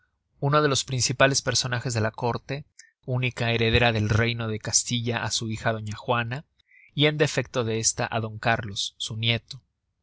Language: Spanish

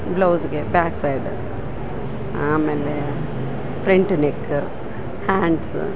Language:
Kannada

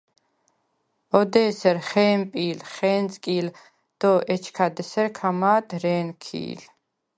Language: Svan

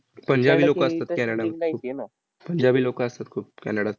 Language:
Marathi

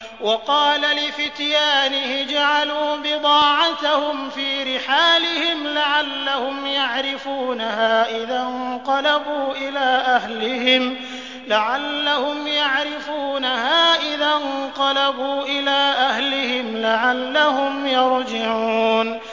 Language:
Arabic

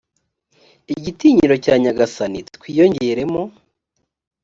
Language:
Kinyarwanda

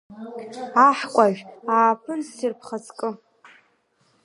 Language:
Abkhazian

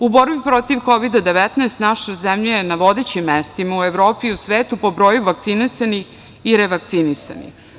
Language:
Serbian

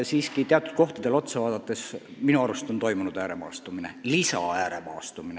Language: Estonian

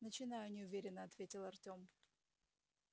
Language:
Russian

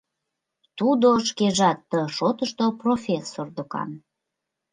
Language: Mari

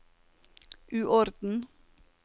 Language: Norwegian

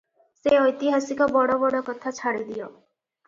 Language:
Odia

